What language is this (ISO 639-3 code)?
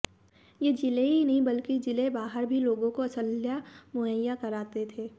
hin